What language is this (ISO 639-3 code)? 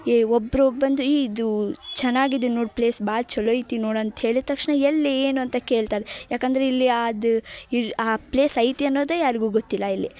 kan